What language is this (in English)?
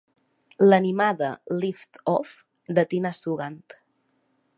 Catalan